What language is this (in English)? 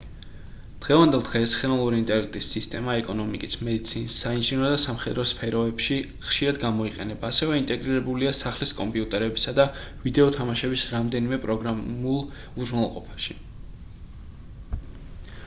Georgian